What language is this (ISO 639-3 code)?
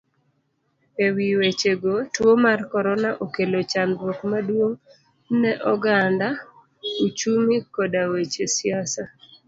luo